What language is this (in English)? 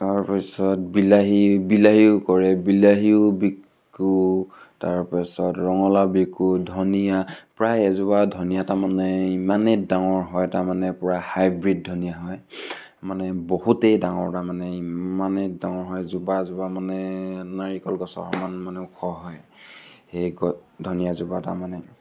Assamese